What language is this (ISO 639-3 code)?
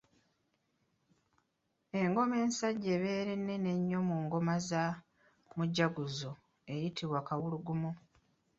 lug